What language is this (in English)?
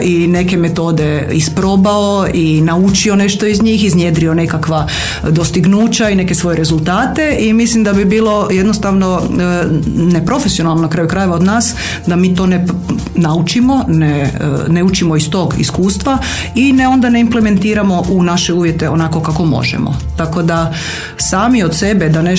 Croatian